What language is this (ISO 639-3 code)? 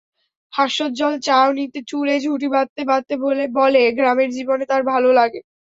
ben